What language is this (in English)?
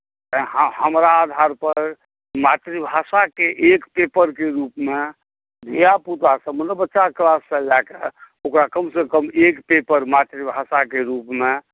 Maithili